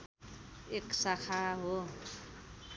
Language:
Nepali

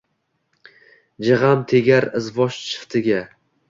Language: Uzbek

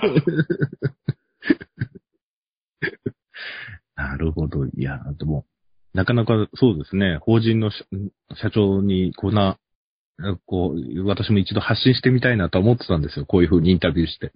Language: Japanese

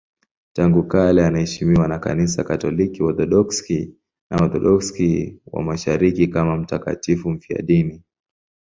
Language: Swahili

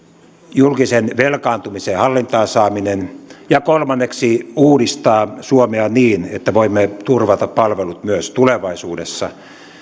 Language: Finnish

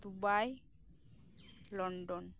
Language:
Santali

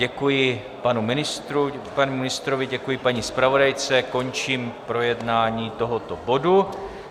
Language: Czech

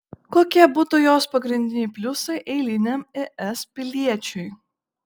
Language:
Lithuanian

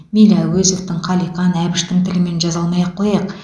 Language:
Kazakh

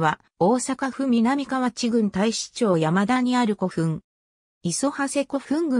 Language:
Japanese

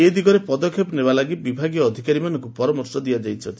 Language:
Odia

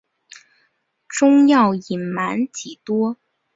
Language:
Chinese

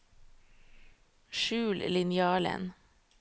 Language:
Norwegian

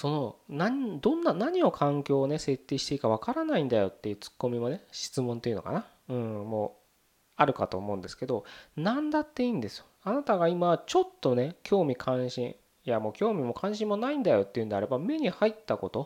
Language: Japanese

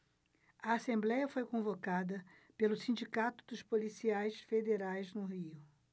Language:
Portuguese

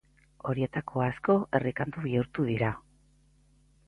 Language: Basque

